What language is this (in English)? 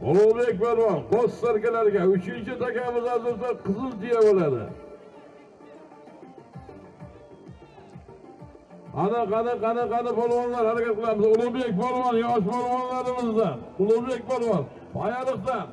Turkish